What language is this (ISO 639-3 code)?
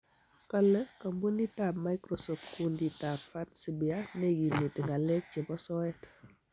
kln